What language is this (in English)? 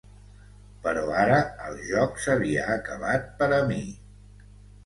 Catalan